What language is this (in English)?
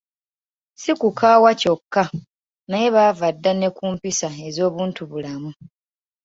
Ganda